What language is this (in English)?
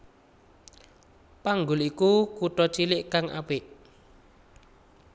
Javanese